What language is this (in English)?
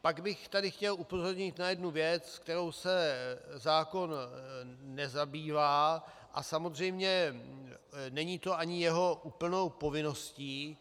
Czech